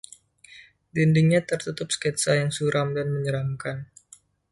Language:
Indonesian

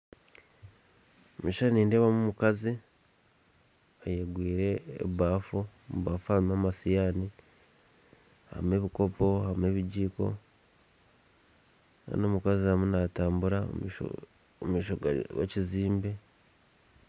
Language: Nyankole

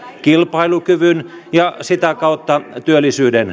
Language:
Finnish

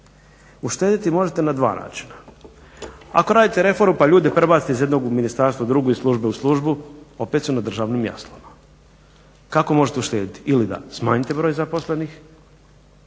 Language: Croatian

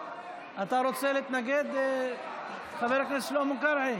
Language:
Hebrew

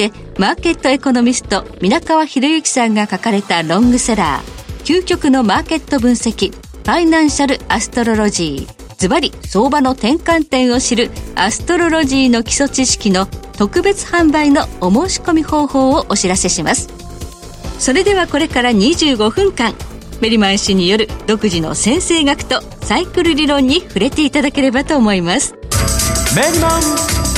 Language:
Japanese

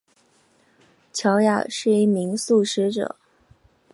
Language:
Chinese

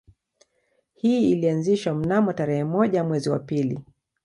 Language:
Swahili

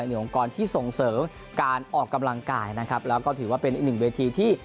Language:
Thai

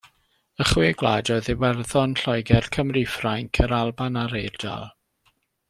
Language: Welsh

